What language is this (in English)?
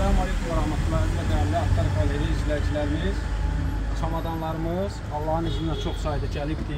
Turkish